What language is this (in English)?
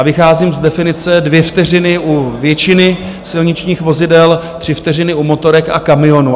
Czech